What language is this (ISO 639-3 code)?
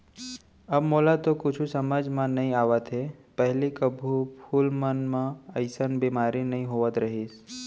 hne